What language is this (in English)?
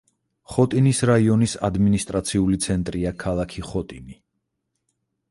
Georgian